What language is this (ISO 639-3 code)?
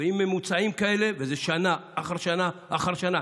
heb